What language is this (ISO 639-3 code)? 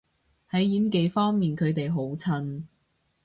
yue